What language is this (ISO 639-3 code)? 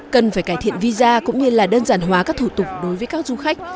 vie